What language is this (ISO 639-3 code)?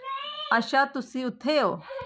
doi